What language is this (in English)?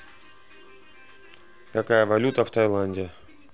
Russian